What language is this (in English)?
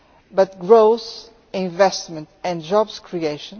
English